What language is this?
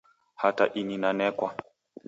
Taita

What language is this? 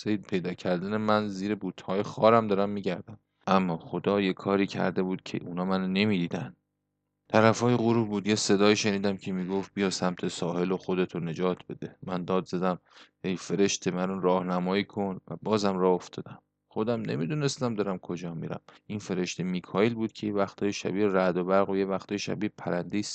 Persian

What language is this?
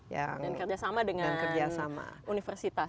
Indonesian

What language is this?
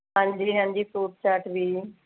Punjabi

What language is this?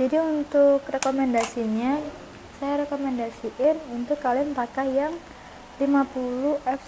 Indonesian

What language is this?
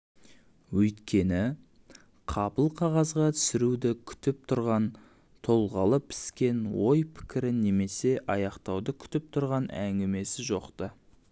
Kazakh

